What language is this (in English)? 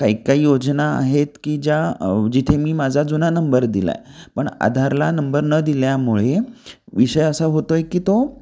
Marathi